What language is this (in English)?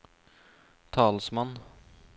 Norwegian